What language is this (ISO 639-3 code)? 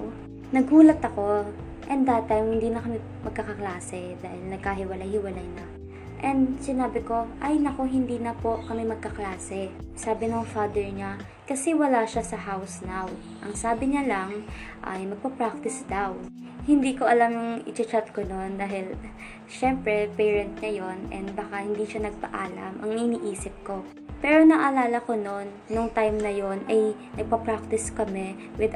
fil